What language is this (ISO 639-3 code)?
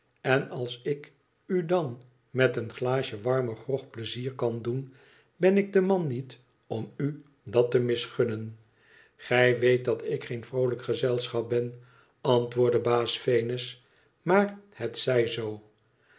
nld